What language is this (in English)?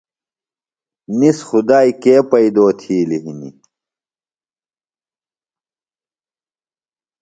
Phalura